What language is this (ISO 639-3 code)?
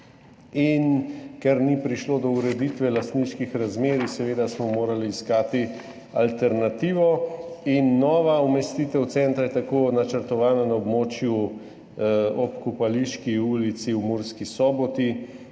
slv